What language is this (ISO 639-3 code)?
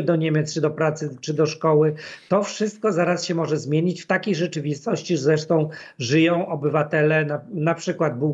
pol